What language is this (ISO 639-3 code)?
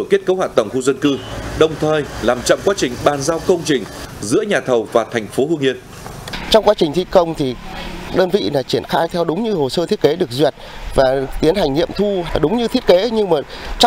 vie